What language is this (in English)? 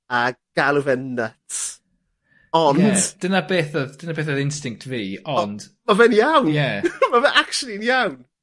Welsh